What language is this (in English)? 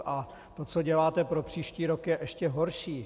Czech